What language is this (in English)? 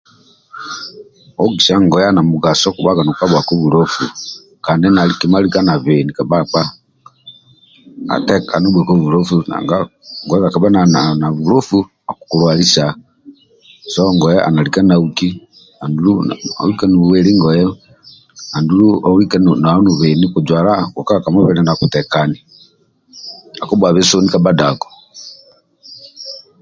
Amba (Uganda)